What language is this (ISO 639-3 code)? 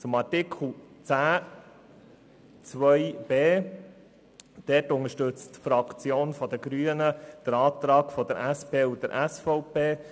gsw